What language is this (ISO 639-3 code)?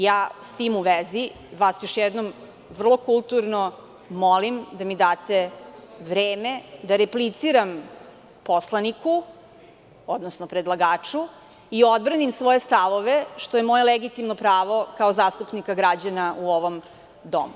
srp